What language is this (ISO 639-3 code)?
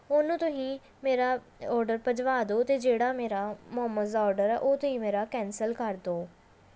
pan